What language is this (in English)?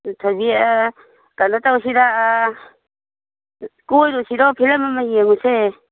Manipuri